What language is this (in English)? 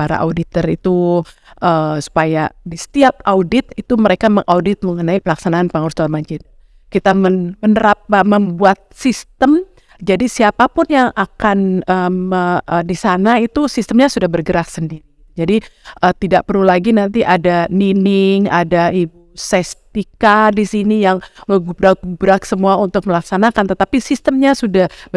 Indonesian